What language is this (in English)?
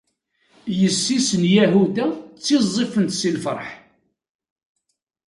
Kabyle